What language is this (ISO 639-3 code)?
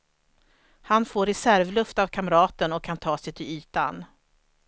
swe